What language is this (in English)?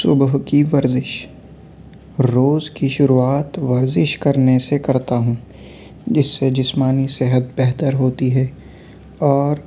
Urdu